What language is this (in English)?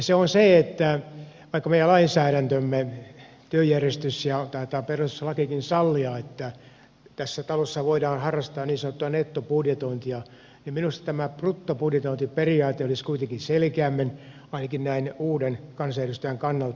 Finnish